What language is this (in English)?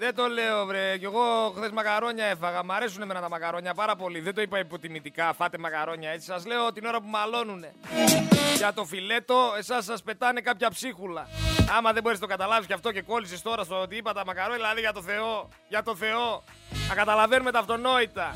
Greek